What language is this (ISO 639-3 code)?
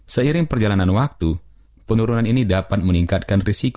ind